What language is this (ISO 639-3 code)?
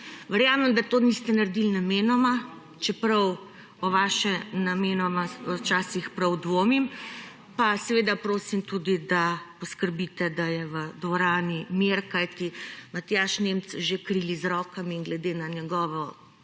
slv